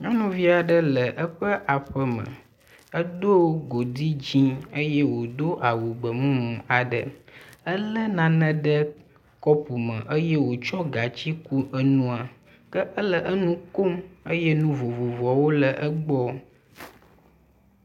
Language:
Ewe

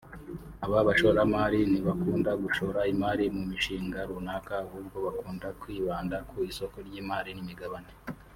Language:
Kinyarwanda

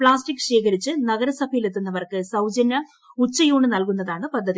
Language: Malayalam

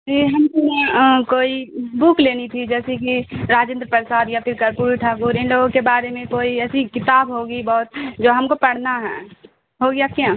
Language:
Urdu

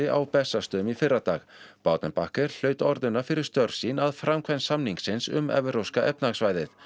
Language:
Icelandic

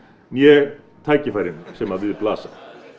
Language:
Icelandic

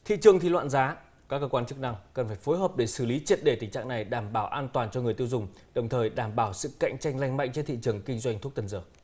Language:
Vietnamese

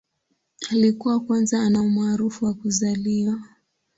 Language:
Swahili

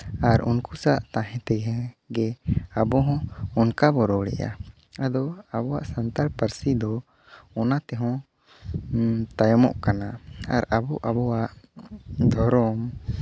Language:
Santali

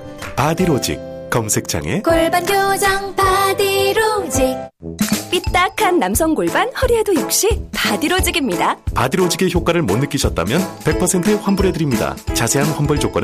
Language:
Korean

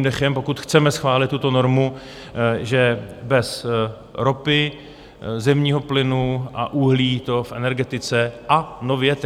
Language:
Czech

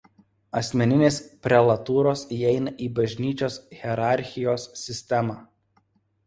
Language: Lithuanian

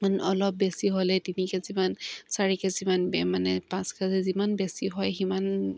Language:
Assamese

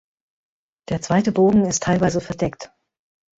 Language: German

